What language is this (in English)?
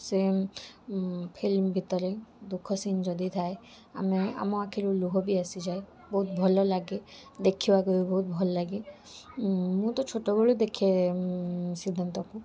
Odia